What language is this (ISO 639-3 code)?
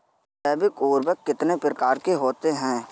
hin